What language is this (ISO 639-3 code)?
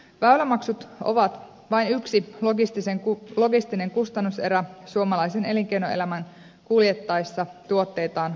fin